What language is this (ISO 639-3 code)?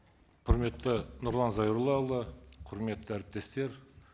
kaz